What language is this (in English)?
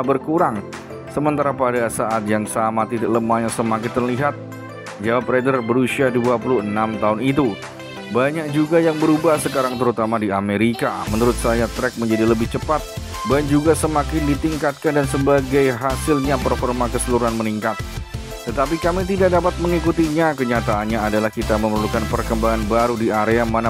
Indonesian